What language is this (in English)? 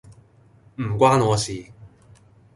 Cantonese